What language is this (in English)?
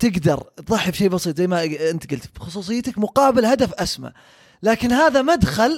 Arabic